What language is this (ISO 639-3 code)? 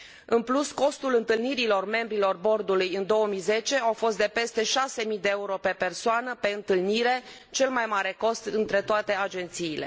ron